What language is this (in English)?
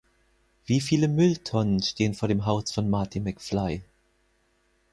German